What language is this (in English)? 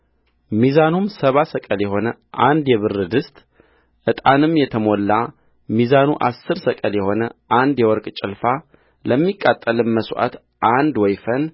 Amharic